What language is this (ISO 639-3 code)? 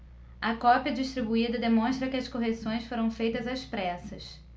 por